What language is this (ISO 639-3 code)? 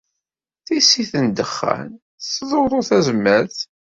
kab